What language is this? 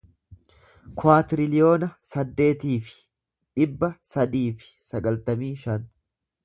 Oromo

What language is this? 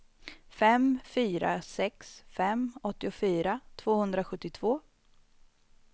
Swedish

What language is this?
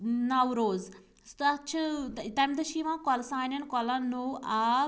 Kashmiri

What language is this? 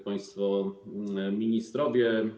Polish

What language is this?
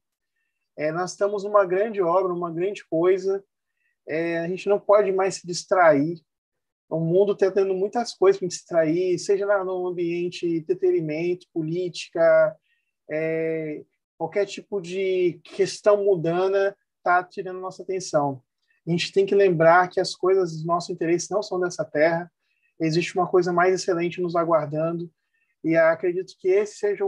Portuguese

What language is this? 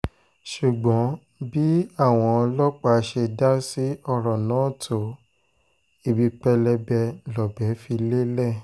Yoruba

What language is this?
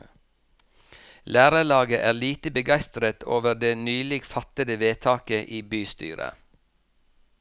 Norwegian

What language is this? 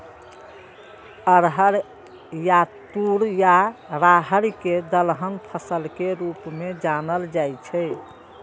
Maithili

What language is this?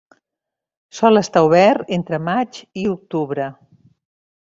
Catalan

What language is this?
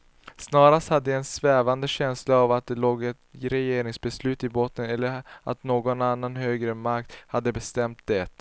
Swedish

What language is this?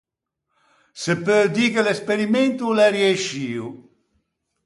Ligurian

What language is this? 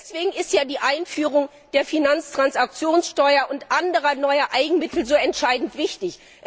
German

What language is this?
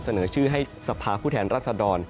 Thai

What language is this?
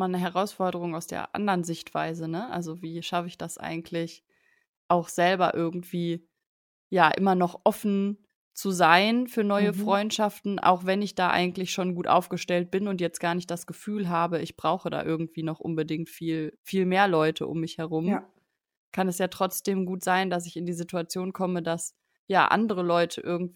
German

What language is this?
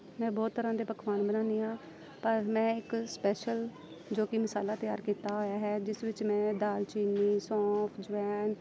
Punjabi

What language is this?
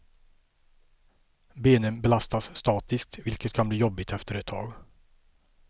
Swedish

